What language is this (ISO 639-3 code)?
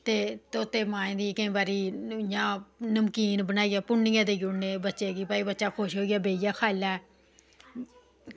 doi